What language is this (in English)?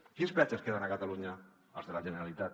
Catalan